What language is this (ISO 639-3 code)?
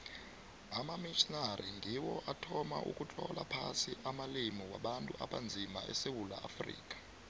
nbl